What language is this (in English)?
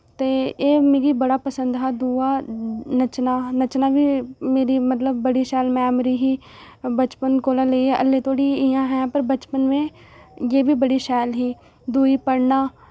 Dogri